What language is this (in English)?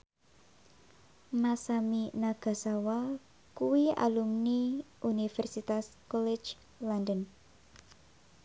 Javanese